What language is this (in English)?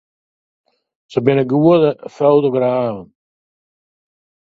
Western Frisian